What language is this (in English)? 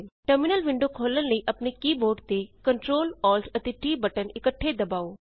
Punjabi